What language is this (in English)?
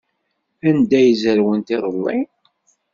Kabyle